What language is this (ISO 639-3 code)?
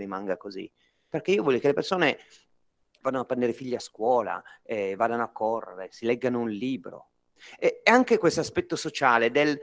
ita